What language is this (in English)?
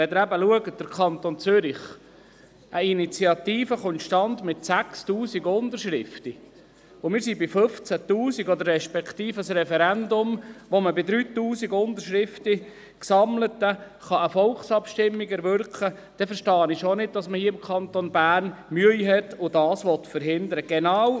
Swiss German